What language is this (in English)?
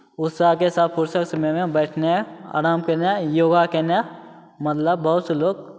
Maithili